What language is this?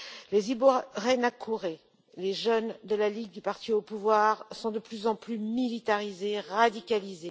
French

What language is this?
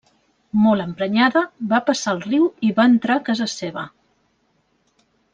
Catalan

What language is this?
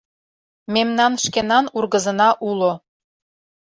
Mari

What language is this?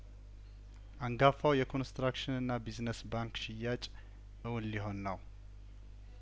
Amharic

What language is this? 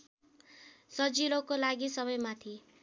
Nepali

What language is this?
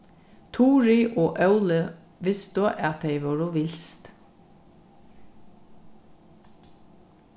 Faroese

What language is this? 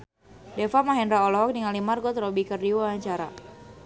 Sundanese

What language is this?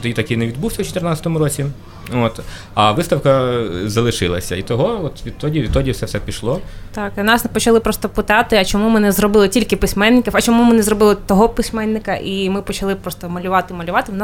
Ukrainian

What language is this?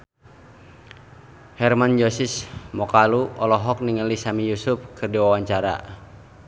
Sundanese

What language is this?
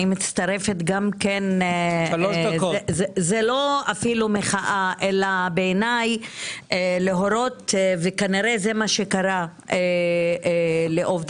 Hebrew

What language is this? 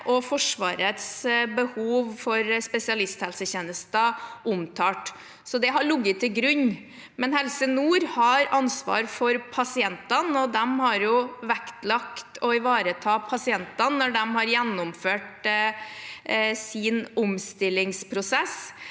Norwegian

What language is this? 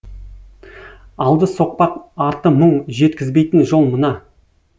Kazakh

